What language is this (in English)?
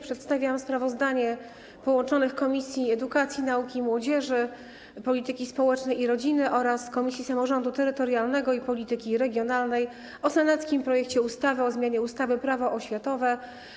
Polish